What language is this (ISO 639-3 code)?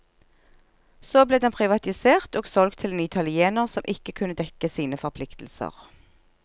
nor